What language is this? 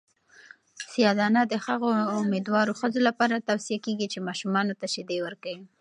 Pashto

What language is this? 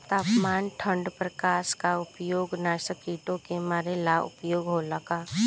Bhojpuri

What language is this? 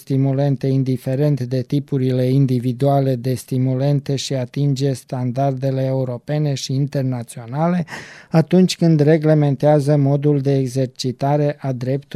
Romanian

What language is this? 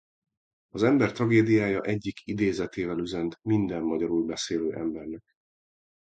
Hungarian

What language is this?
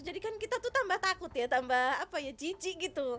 Indonesian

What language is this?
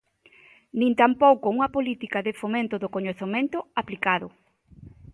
Galician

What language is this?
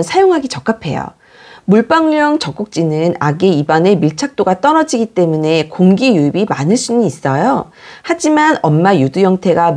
Korean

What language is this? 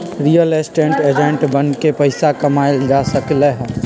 Magahi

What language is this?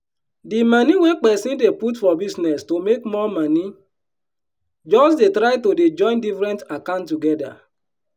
Nigerian Pidgin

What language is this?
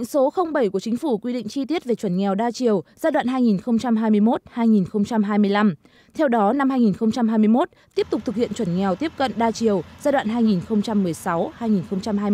Vietnamese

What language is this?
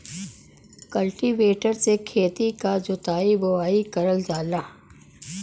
Bhojpuri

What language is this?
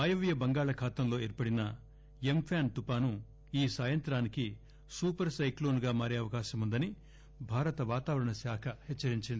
Telugu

